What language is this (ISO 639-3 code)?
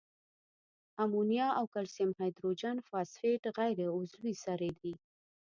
pus